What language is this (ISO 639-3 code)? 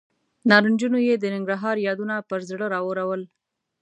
pus